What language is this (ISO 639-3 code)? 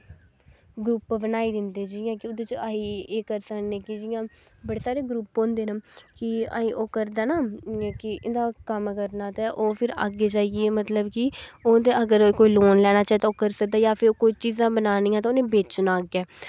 doi